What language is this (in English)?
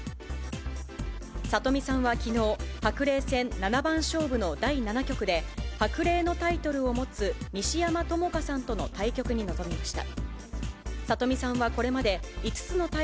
Japanese